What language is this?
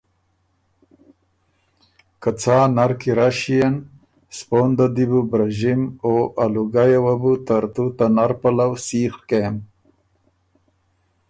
Ormuri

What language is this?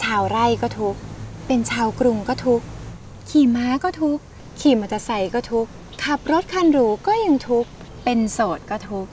Thai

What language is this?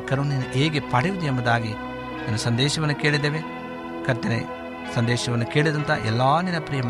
Kannada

